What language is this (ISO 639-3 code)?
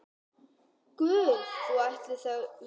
isl